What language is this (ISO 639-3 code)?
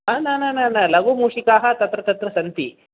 san